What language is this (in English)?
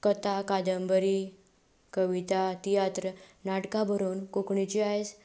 Konkani